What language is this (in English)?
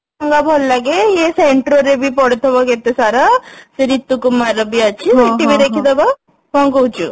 Odia